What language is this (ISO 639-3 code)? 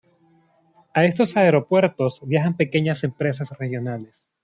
spa